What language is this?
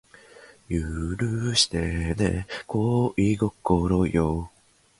Japanese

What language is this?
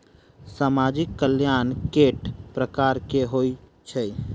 Maithili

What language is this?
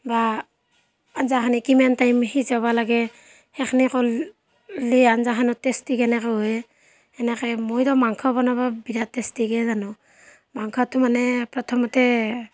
Assamese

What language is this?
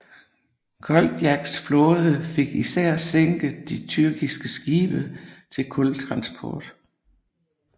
Danish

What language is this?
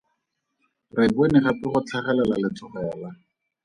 Tswana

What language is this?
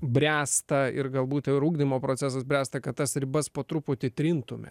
Lithuanian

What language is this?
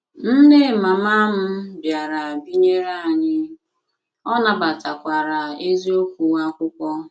Igbo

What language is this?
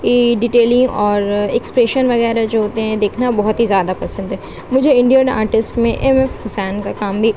Urdu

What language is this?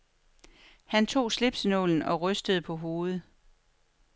Danish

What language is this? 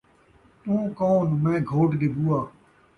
Saraiki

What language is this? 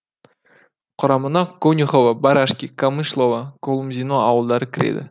Kazakh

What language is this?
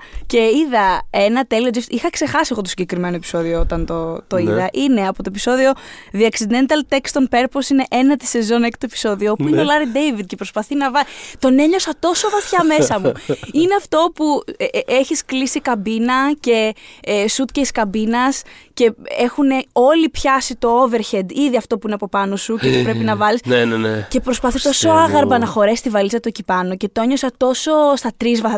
Greek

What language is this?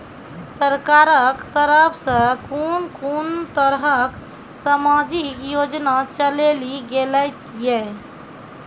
Maithili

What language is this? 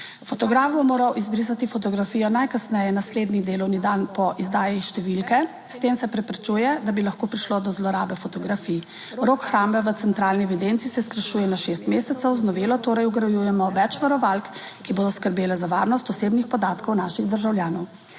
Slovenian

